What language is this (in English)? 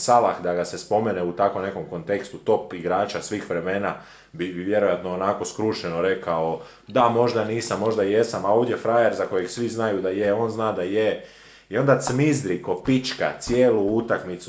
Croatian